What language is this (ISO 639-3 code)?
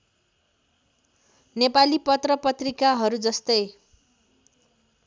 nep